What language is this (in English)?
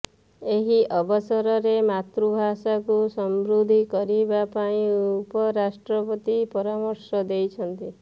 Odia